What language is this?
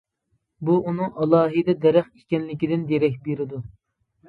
Uyghur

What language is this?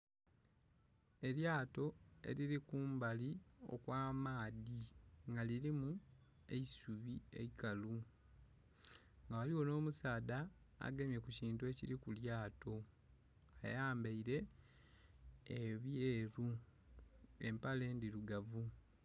Soga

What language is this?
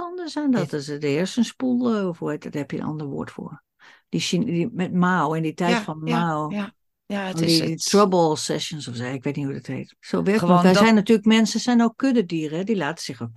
Dutch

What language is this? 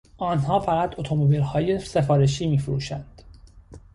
Persian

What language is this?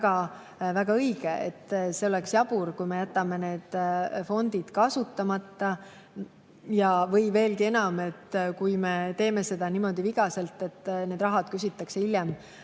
Estonian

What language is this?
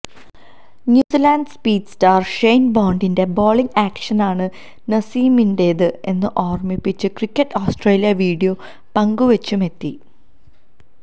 Malayalam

